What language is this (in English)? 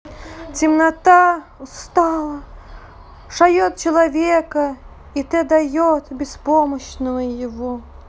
Russian